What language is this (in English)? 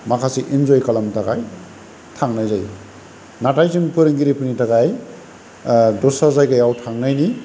Bodo